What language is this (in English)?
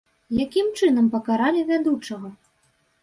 Belarusian